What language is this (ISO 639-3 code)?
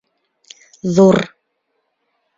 bak